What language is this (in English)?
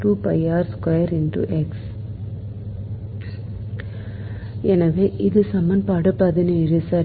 Tamil